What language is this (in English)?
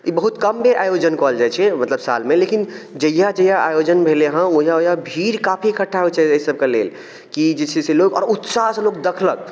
Maithili